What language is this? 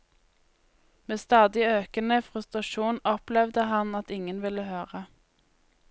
Norwegian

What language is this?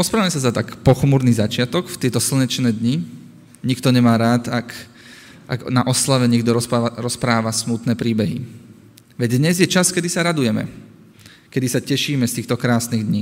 Slovak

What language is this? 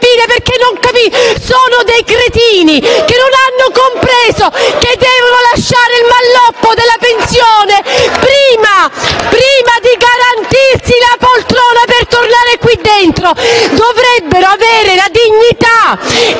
Italian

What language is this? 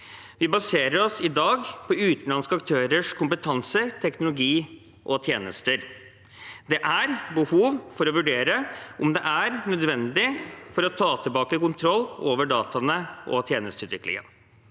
Norwegian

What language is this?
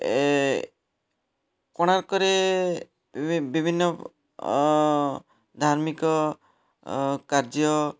Odia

